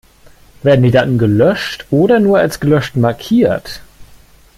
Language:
German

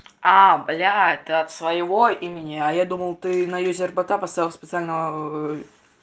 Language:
Russian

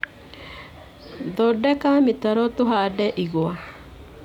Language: Kikuyu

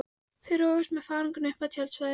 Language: Icelandic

